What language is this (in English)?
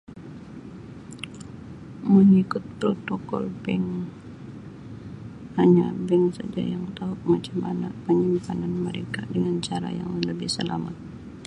Sabah Malay